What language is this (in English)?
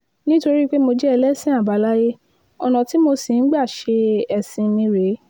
Yoruba